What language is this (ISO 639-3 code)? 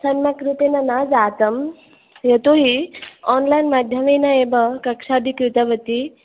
san